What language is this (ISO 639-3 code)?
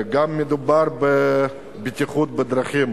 heb